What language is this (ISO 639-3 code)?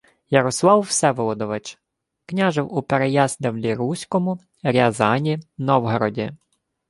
ukr